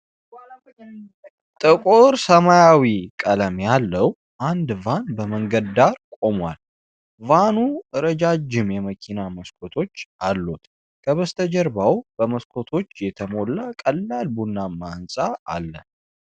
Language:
Amharic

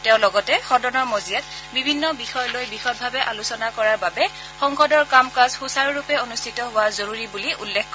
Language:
Assamese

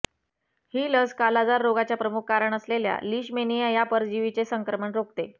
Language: Marathi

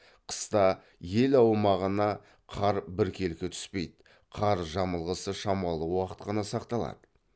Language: Kazakh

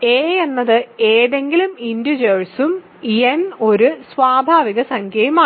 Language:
Malayalam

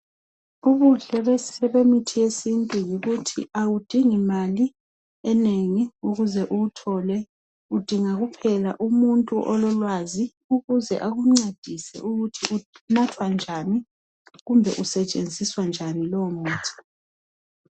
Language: North Ndebele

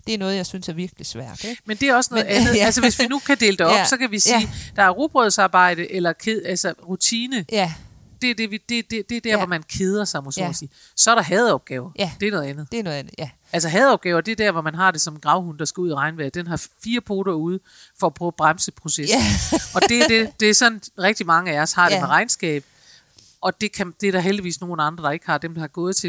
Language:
Danish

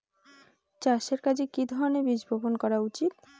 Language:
Bangla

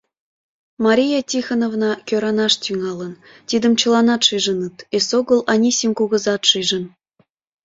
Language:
Mari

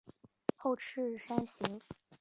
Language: Chinese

